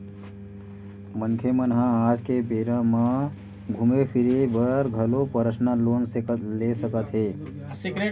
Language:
Chhattisgarhi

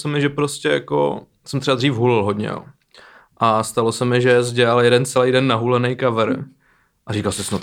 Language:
Czech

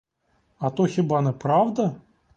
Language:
Ukrainian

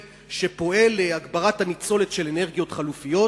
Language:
Hebrew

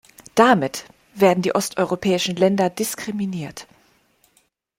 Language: German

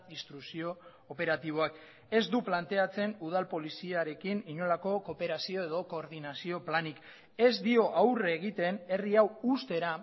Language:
Basque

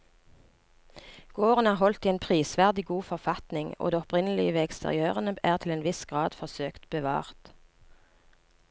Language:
Norwegian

